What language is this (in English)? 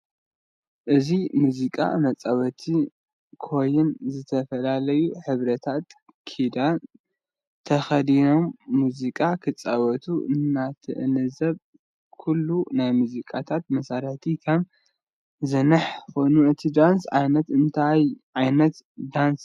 Tigrinya